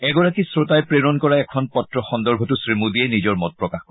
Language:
Assamese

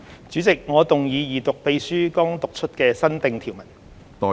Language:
Cantonese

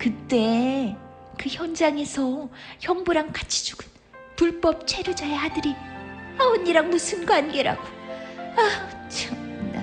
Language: Korean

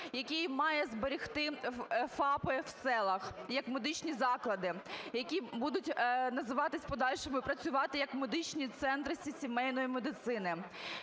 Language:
Ukrainian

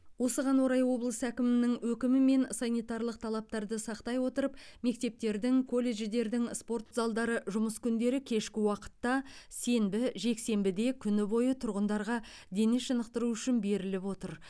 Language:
Kazakh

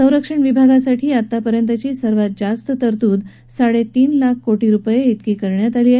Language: Marathi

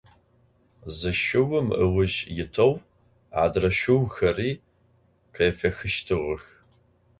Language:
Adyghe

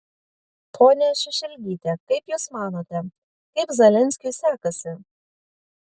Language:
Lithuanian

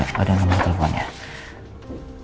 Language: Indonesian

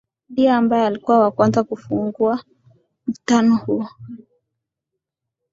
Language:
Swahili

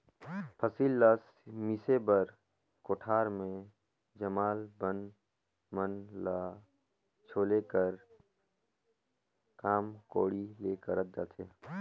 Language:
Chhattisgarhi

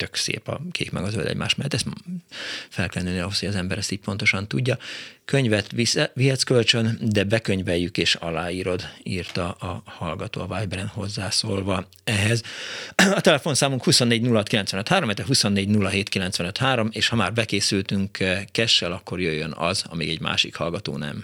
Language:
Hungarian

